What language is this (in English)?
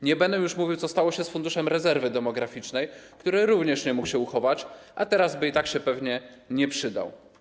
Polish